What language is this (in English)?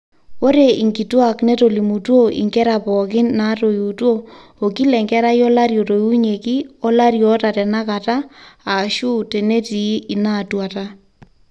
Masai